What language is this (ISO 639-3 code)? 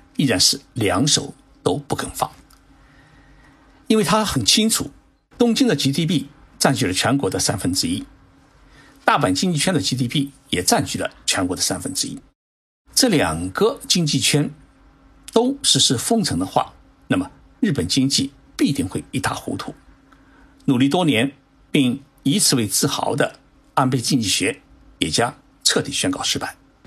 zho